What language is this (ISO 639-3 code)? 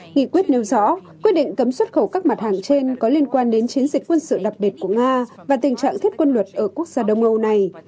vie